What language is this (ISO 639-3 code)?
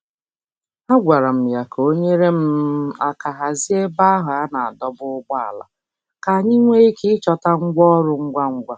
ibo